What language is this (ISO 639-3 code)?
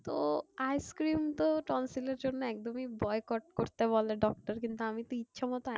ben